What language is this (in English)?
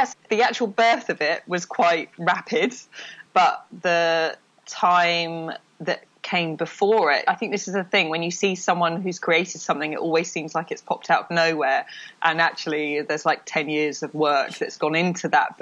English